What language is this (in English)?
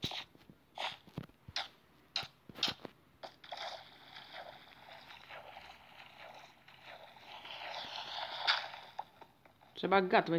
Italian